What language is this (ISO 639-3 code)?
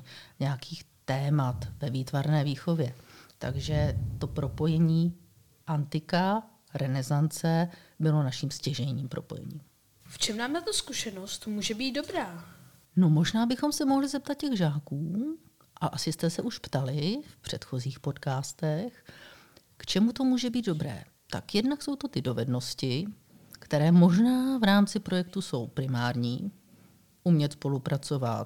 ces